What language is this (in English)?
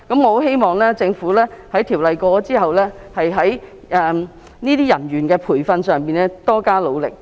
Cantonese